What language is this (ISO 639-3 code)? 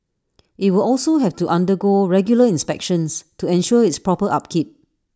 eng